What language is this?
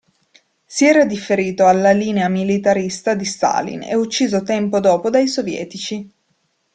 Italian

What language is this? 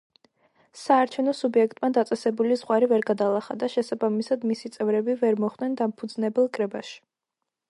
Georgian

